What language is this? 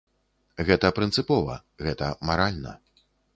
Belarusian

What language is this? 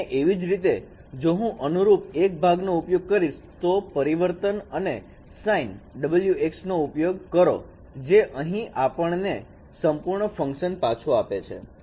Gujarati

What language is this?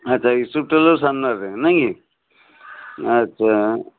Odia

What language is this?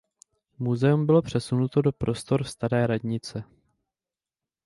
Czech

